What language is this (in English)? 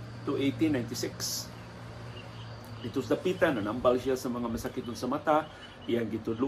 Filipino